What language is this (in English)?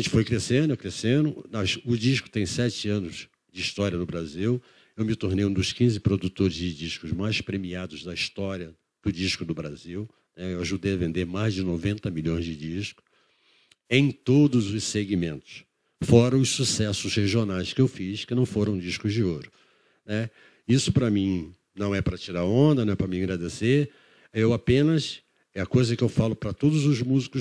Portuguese